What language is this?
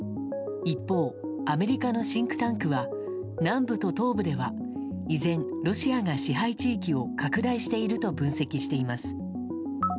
Japanese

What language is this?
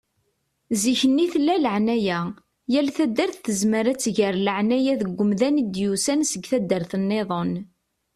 Kabyle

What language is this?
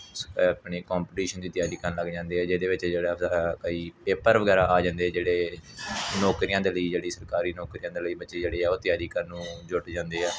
Punjabi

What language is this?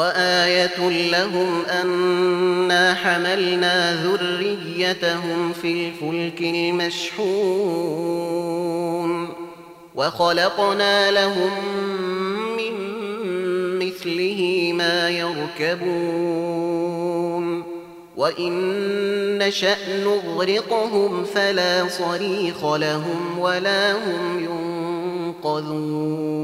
Arabic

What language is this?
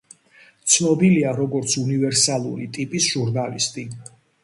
Georgian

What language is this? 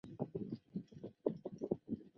Chinese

